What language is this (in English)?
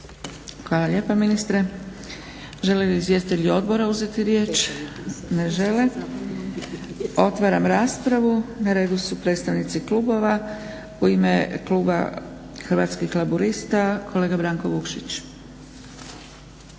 Croatian